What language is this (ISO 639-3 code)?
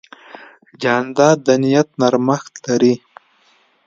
pus